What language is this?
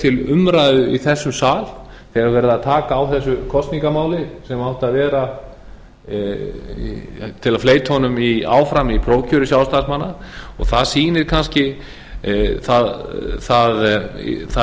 Icelandic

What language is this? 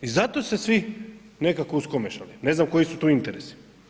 Croatian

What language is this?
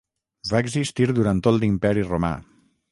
Catalan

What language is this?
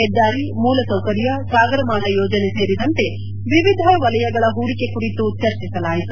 Kannada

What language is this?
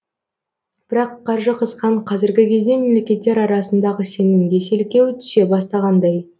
Kazakh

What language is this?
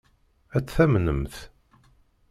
Kabyle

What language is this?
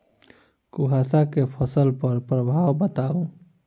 Maithili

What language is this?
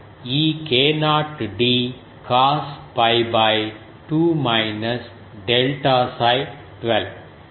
Telugu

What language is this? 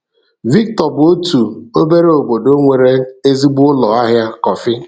Igbo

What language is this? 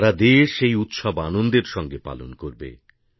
Bangla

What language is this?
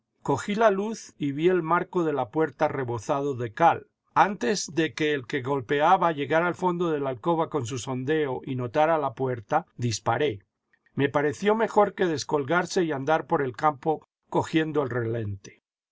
Spanish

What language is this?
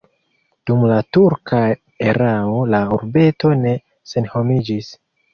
Esperanto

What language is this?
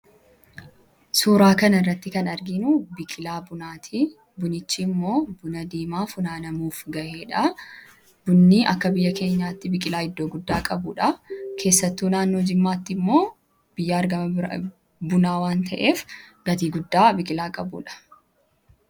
Oromo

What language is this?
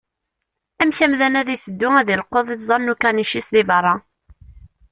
Kabyle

